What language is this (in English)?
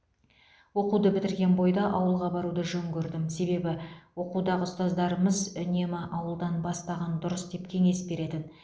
Kazakh